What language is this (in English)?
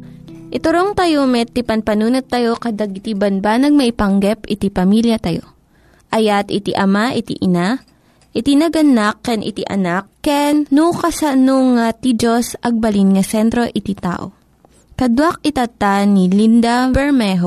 Filipino